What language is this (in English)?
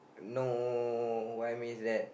English